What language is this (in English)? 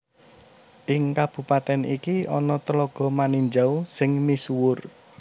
Javanese